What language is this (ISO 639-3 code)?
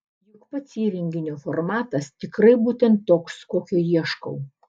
lit